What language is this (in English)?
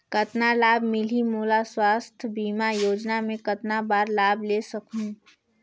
Chhattisgarhi